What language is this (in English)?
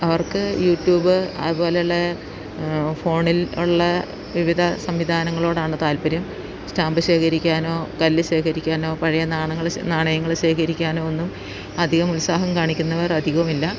Malayalam